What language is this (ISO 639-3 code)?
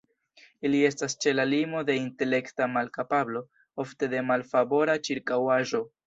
epo